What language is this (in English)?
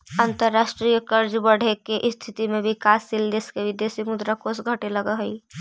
Magahi